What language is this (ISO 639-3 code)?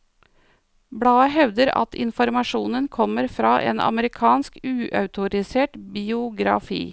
nor